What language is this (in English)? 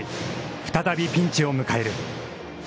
Japanese